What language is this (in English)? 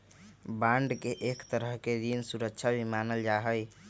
Magahi